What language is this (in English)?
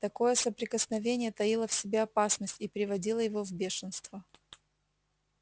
Russian